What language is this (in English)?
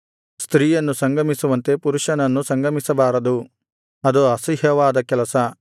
Kannada